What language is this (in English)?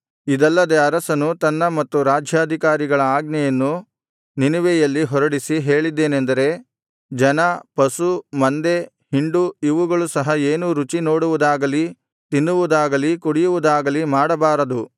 Kannada